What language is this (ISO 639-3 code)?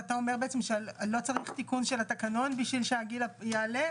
heb